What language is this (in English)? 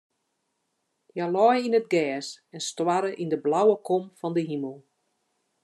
Western Frisian